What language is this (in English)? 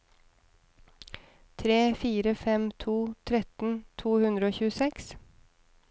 Norwegian